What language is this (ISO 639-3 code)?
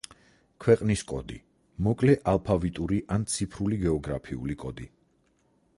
kat